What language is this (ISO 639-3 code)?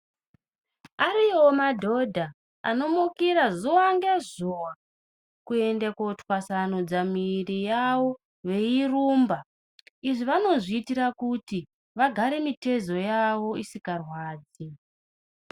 ndc